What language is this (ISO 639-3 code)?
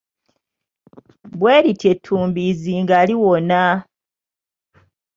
lug